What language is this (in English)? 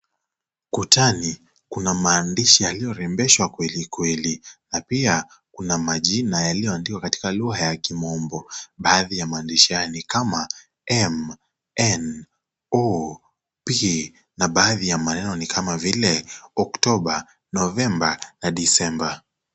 Swahili